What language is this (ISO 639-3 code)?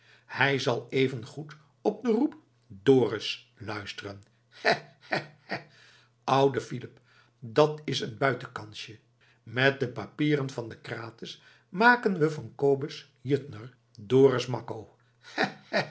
nld